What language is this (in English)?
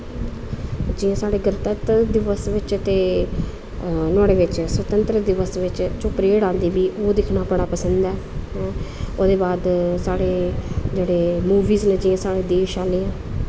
Dogri